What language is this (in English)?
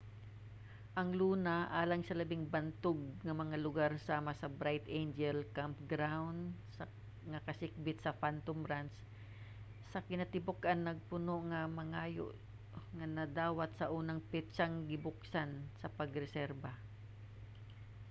Cebuano